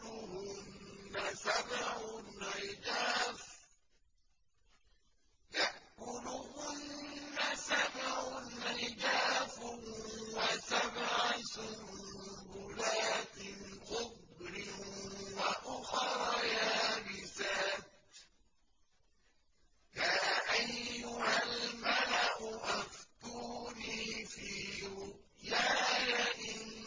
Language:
Arabic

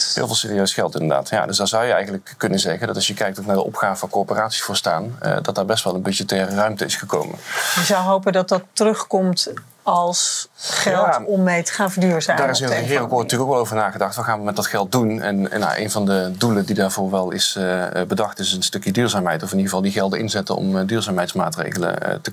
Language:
Dutch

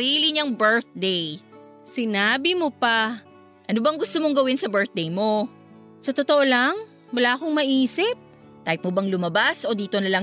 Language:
Filipino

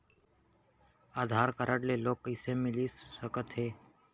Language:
Chhattisgarhi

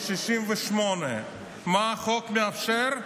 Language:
Hebrew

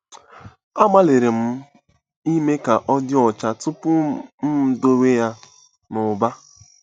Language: Igbo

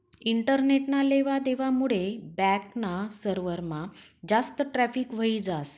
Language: Marathi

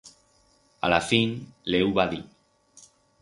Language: Aragonese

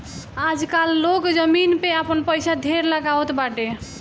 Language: Bhojpuri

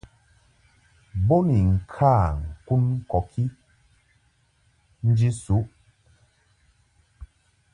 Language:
Mungaka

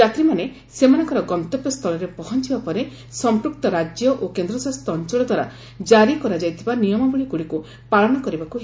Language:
Odia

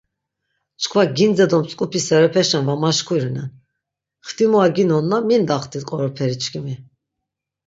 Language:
Laz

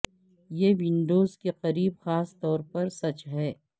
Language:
Urdu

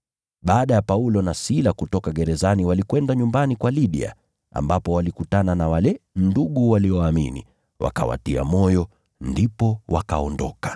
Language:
Swahili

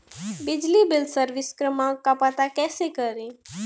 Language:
Hindi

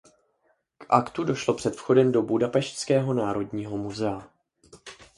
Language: Czech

